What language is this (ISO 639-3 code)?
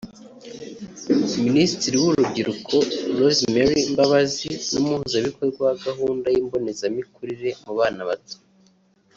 kin